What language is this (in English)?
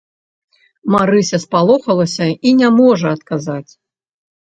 Belarusian